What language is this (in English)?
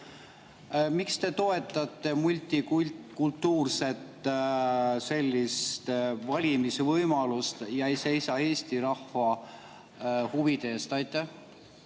Estonian